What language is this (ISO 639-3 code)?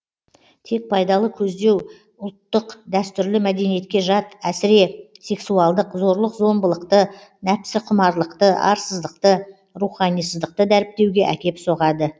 kaz